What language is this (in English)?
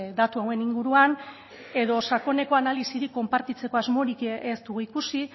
Basque